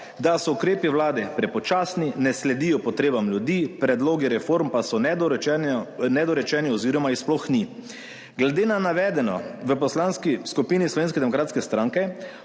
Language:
Slovenian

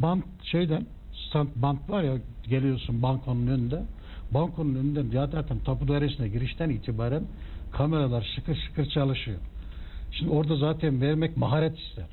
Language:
Turkish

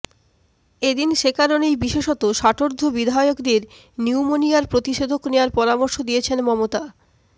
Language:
Bangla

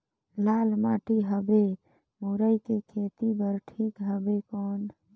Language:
Chhattisgarhi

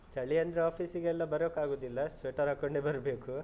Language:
Kannada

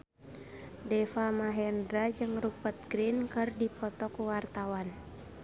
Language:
Sundanese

